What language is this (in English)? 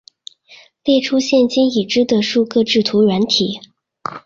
Chinese